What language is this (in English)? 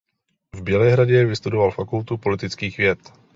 Czech